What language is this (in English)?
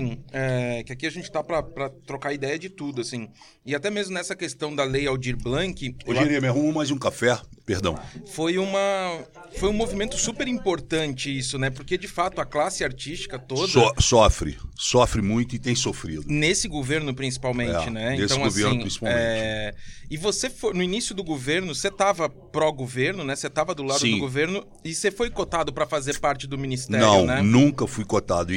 Portuguese